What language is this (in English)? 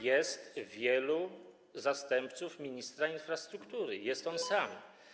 Polish